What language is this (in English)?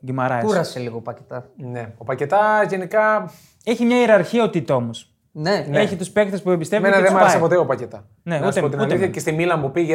Greek